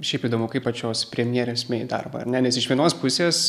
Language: Lithuanian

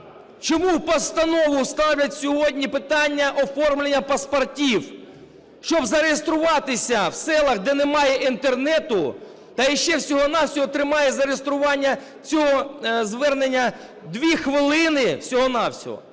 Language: Ukrainian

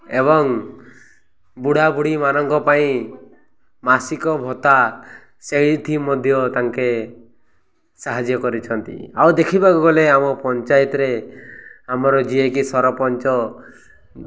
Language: Odia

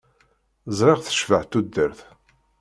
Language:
Kabyle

